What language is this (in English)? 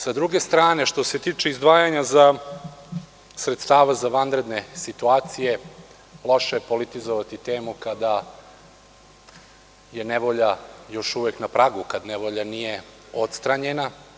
Serbian